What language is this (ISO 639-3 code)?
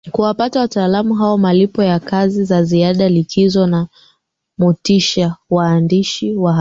swa